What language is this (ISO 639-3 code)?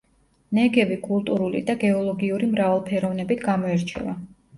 kat